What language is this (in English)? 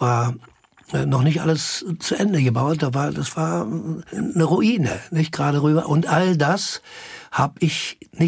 German